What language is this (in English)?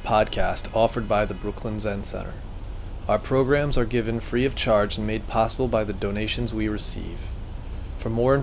English